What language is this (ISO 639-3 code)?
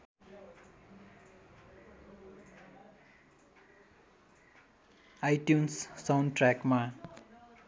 nep